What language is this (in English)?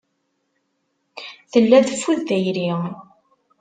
Kabyle